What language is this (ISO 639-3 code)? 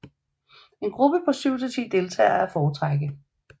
dan